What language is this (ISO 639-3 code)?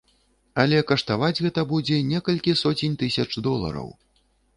bel